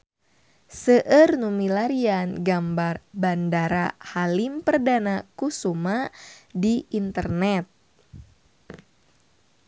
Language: Sundanese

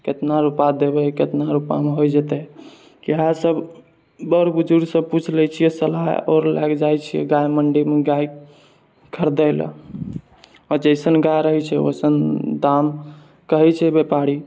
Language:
Maithili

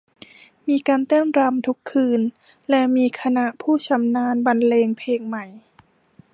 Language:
Thai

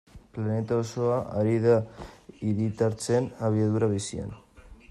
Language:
Basque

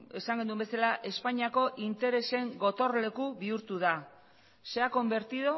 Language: Basque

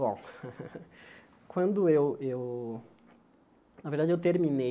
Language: Portuguese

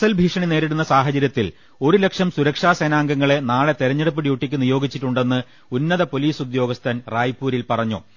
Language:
Malayalam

